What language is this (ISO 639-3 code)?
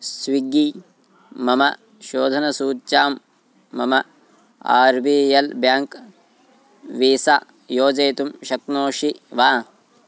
san